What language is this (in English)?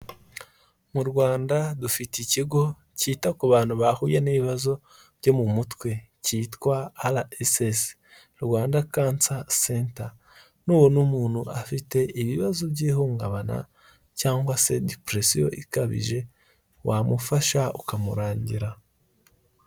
Kinyarwanda